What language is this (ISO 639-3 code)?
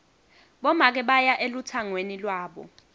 ssw